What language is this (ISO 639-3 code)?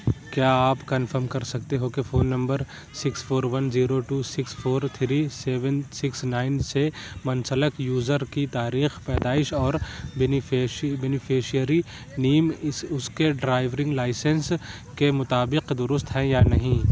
urd